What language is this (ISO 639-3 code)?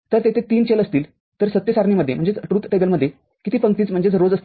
mar